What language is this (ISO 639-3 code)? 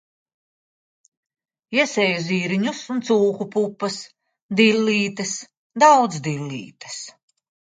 lav